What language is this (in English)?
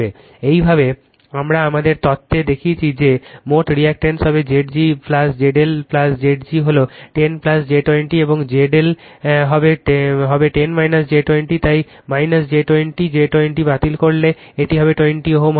Bangla